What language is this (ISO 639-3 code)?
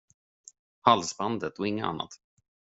swe